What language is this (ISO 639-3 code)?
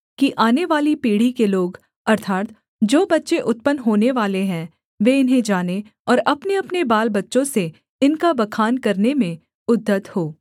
hin